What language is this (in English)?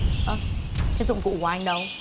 Vietnamese